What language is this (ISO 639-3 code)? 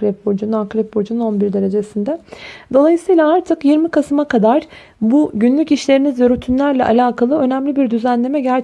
tur